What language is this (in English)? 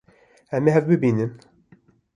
Kurdish